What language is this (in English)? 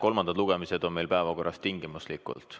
Estonian